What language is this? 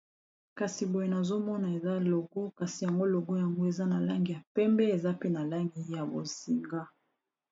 Lingala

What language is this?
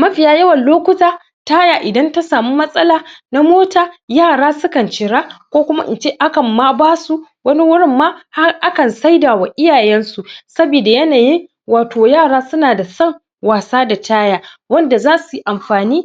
Hausa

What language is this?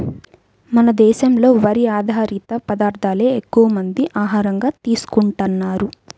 Telugu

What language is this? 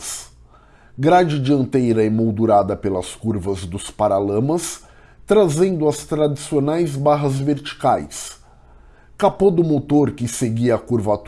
Portuguese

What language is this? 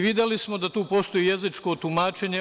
Serbian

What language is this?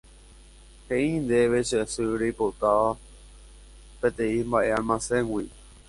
Guarani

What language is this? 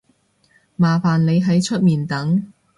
Cantonese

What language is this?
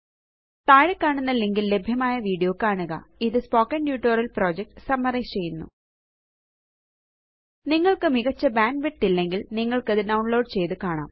Malayalam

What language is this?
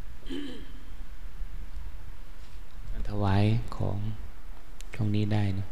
Thai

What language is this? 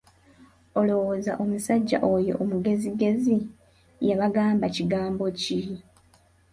Ganda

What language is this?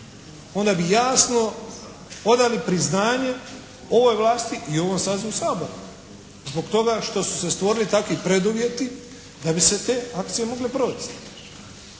Croatian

